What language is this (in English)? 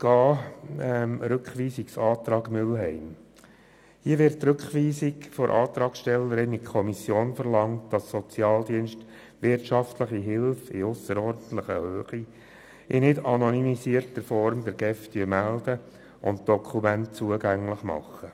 Swiss German